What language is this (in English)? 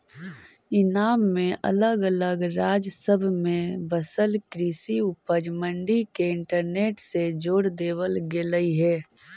Magahi